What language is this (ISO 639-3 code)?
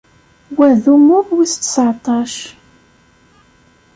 kab